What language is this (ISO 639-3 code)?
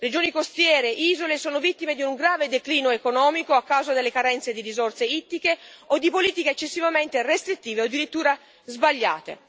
ita